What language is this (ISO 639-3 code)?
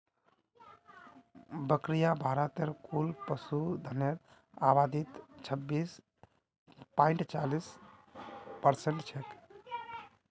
mag